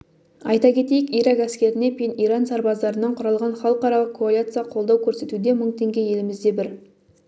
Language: Kazakh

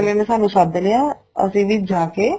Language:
Punjabi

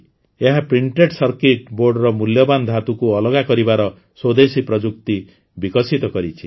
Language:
Odia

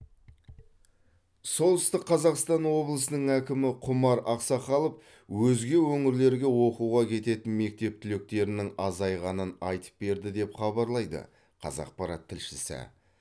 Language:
Kazakh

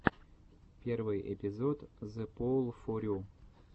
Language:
Russian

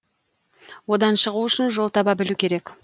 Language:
Kazakh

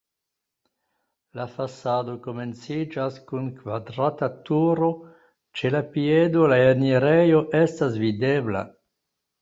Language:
Esperanto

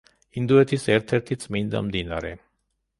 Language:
Georgian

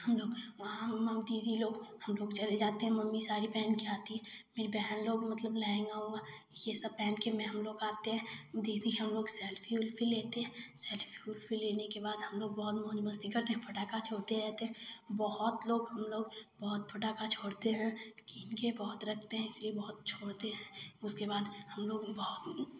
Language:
Hindi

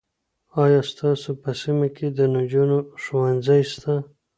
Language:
Pashto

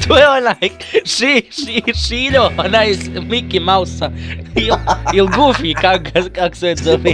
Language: Bosnian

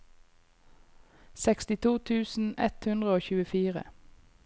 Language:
Norwegian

